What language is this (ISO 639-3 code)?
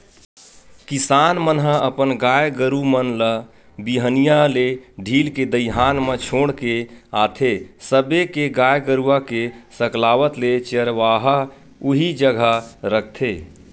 hne